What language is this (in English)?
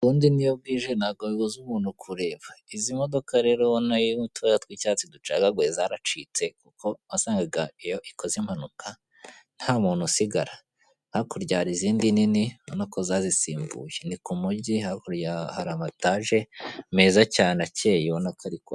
Kinyarwanda